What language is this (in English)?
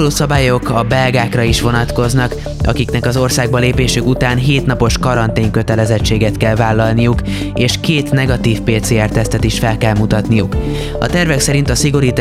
Hungarian